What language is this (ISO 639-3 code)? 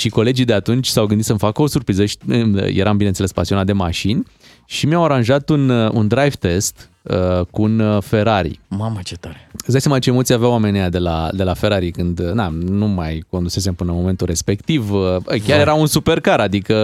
ron